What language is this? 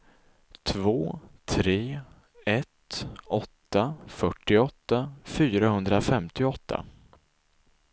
Swedish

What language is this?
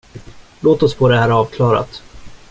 Swedish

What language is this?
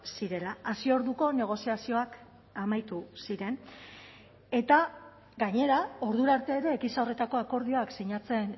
Basque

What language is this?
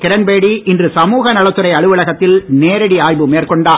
Tamil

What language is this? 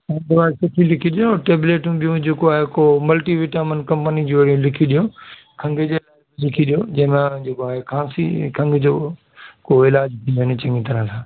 Sindhi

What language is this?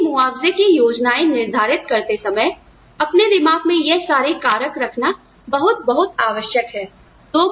Hindi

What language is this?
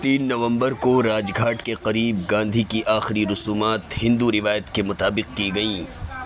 Urdu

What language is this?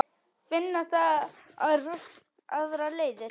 Icelandic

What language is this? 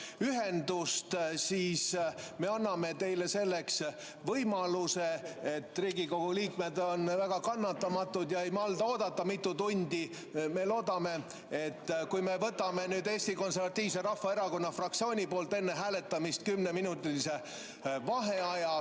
Estonian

